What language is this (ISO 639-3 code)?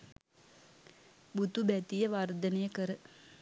sin